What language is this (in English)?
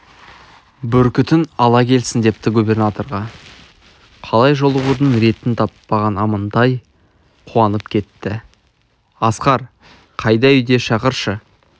Kazakh